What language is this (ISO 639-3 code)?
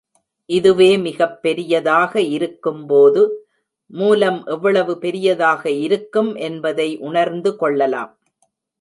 tam